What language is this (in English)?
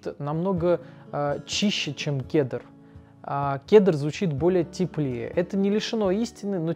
Russian